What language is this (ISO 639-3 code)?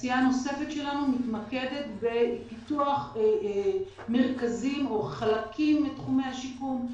heb